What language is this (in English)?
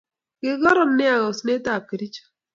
Kalenjin